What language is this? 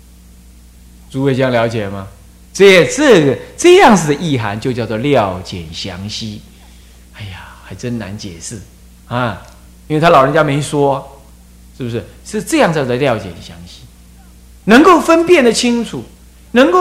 Chinese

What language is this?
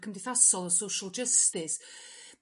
Welsh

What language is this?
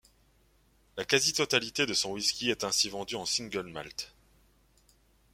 French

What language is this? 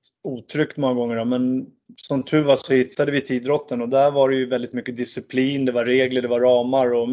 Swedish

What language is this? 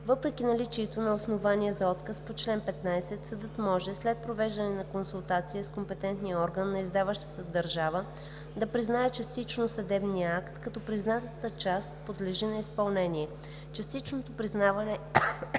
Bulgarian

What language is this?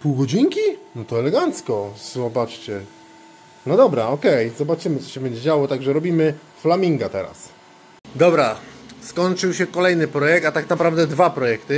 Polish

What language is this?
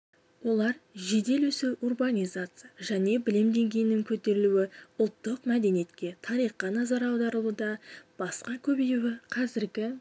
Kazakh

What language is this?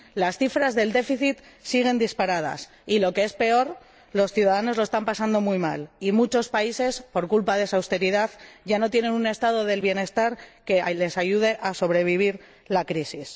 Spanish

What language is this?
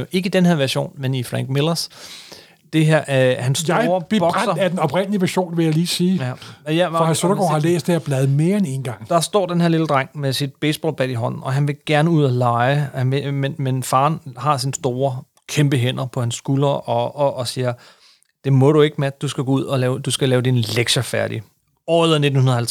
Danish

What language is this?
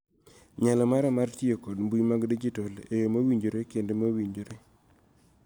Luo (Kenya and Tanzania)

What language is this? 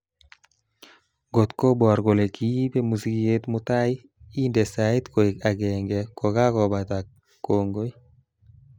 Kalenjin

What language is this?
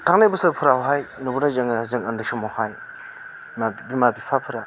Bodo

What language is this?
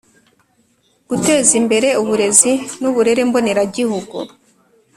Kinyarwanda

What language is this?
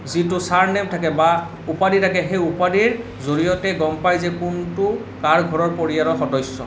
Assamese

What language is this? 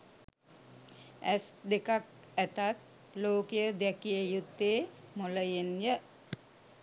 Sinhala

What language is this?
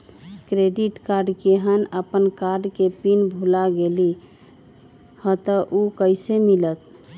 Magahi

